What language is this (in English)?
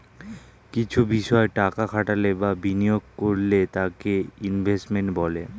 Bangla